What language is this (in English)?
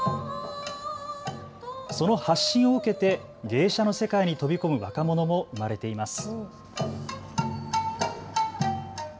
Japanese